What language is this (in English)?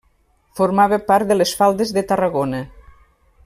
Catalan